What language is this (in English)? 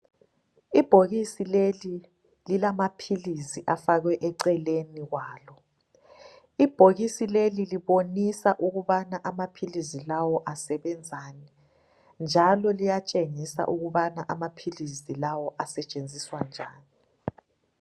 North Ndebele